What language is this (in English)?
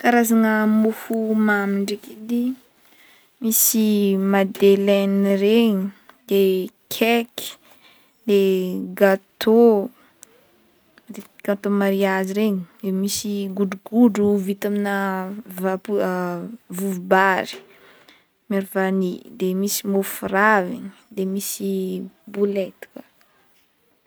Northern Betsimisaraka Malagasy